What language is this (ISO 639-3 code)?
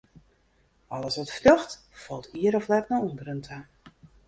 fry